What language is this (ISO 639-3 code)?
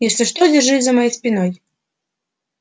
rus